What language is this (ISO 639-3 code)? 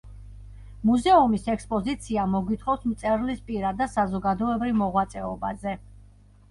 kat